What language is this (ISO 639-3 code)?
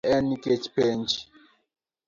luo